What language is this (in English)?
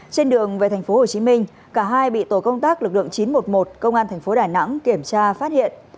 Vietnamese